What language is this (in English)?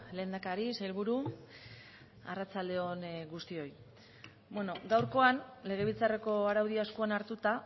Basque